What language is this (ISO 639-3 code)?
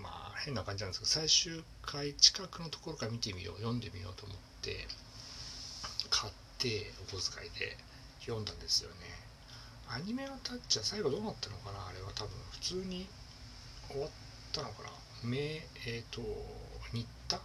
jpn